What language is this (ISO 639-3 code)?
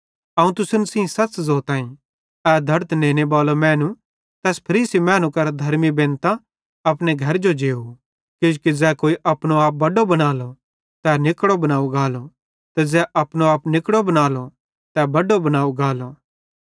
bhd